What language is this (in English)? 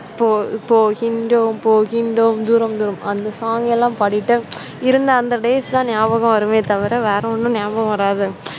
Tamil